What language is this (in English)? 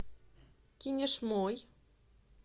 Russian